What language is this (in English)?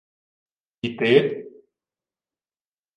Ukrainian